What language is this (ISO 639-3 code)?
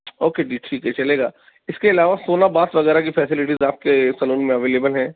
urd